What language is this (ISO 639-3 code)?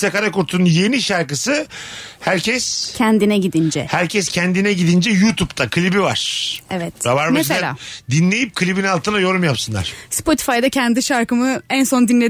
tur